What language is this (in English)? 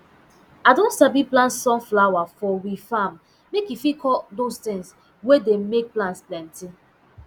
Nigerian Pidgin